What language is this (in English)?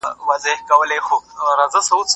Pashto